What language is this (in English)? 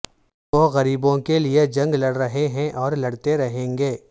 Urdu